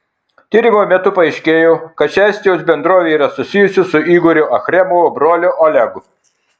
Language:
Lithuanian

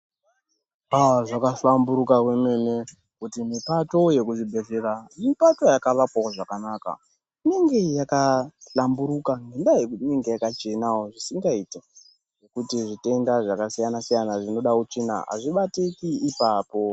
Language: Ndau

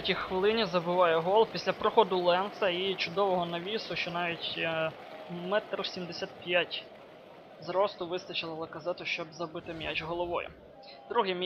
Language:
Ukrainian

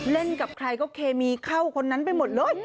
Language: Thai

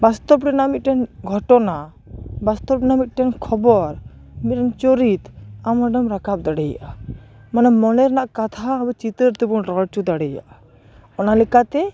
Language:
Santali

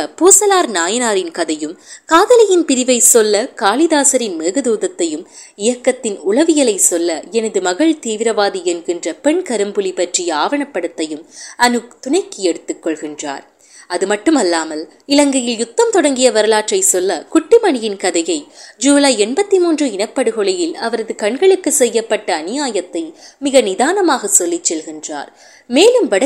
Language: Tamil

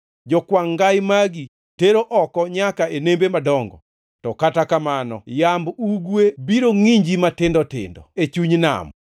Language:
Luo (Kenya and Tanzania)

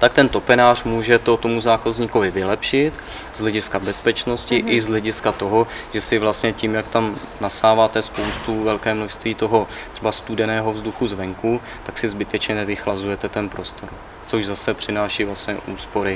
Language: Czech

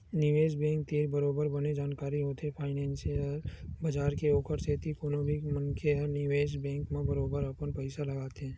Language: Chhattisgarhi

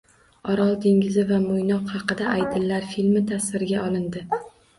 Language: Uzbek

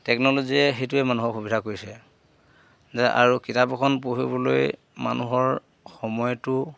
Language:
Assamese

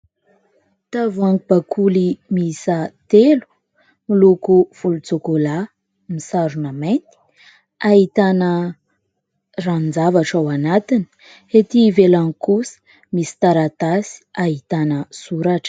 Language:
Malagasy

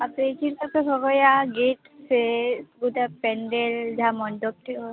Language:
Santali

